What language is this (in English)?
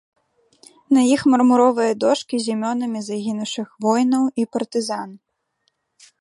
Belarusian